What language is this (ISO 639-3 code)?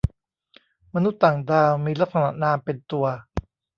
tha